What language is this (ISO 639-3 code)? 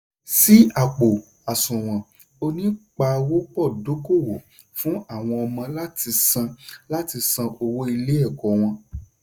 yor